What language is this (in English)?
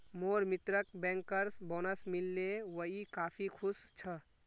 Magahi